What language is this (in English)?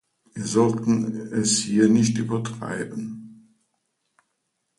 German